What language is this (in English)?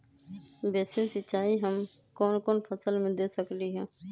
Magahi